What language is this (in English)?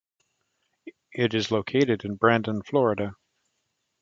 English